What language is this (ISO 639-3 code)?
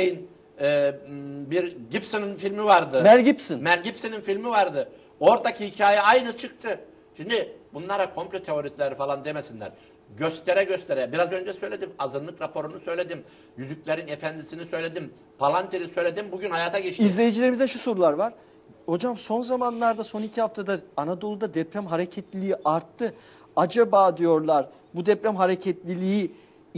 tur